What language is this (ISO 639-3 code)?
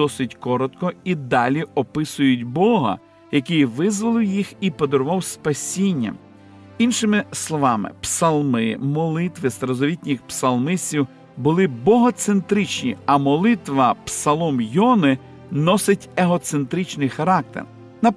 ukr